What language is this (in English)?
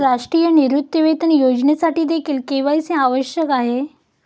Marathi